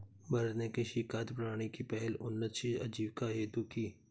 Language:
Hindi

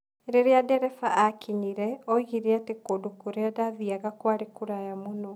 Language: Kikuyu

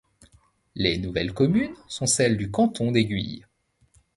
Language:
French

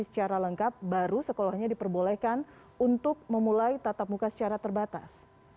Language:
Indonesian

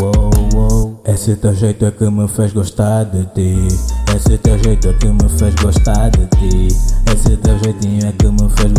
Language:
Portuguese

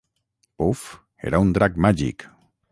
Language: Catalan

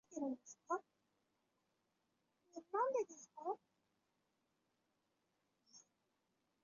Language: Chinese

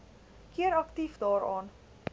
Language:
Afrikaans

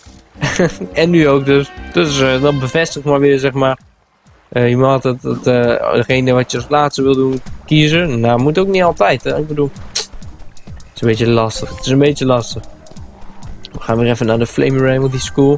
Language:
Dutch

